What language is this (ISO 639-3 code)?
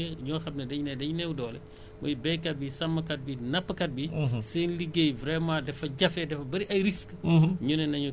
wol